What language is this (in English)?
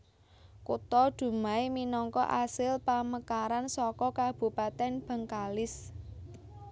Javanese